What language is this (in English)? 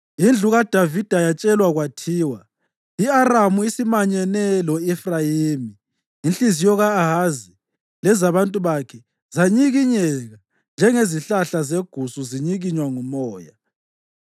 North Ndebele